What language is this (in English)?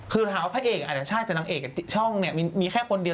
Thai